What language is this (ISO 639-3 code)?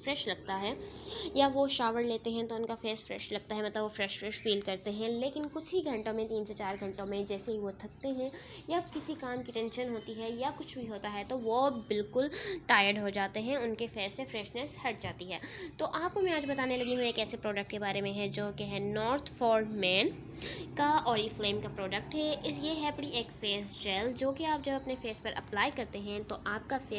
urd